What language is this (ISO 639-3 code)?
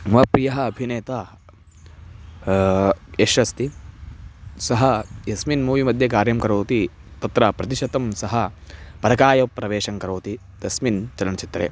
san